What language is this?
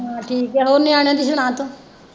Punjabi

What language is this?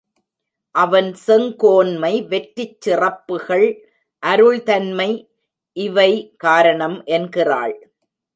Tamil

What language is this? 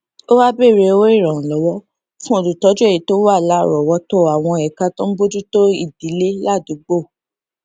Yoruba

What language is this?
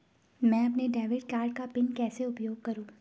Hindi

